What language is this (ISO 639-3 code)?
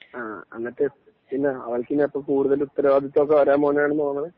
mal